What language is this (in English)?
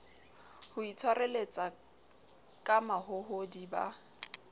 Southern Sotho